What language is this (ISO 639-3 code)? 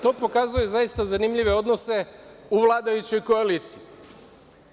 srp